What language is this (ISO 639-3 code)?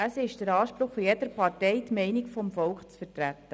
gsw